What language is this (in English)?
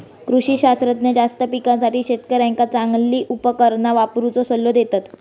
Marathi